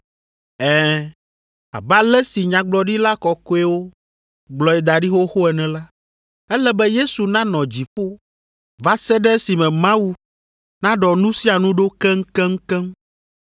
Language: Ewe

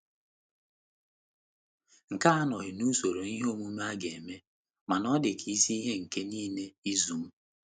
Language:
Igbo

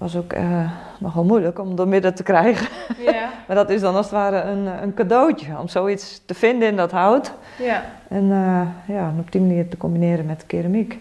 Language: Dutch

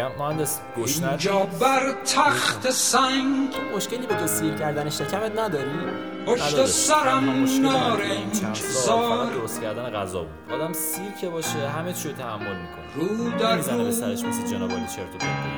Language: Persian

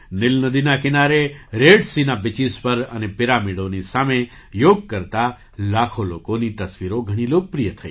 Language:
Gujarati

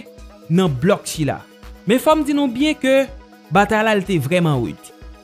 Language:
French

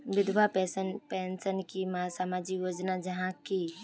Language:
Magahi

